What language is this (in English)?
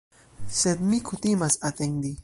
Esperanto